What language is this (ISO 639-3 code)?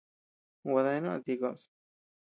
cux